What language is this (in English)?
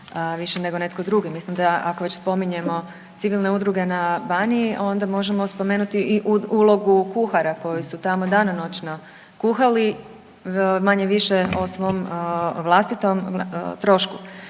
Croatian